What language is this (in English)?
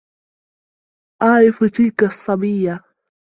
Arabic